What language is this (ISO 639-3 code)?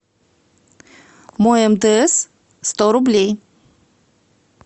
rus